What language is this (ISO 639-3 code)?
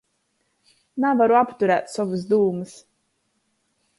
ltg